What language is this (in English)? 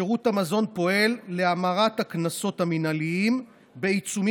Hebrew